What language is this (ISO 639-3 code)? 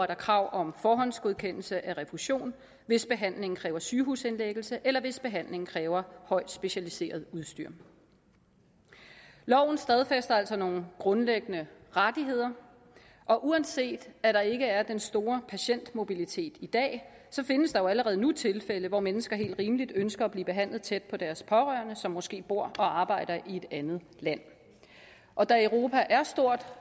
dan